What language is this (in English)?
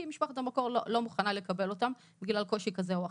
Hebrew